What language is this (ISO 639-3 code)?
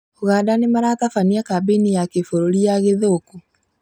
kik